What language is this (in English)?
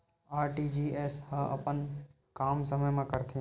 Chhattisgarhi